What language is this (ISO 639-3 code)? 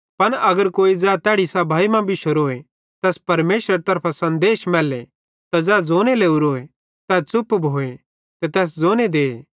bhd